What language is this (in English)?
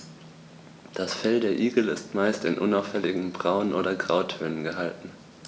German